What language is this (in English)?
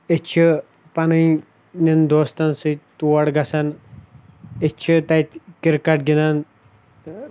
Kashmiri